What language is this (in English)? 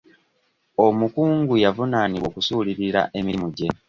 Ganda